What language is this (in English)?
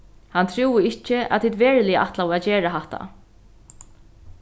Faroese